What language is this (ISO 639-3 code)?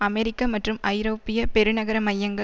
tam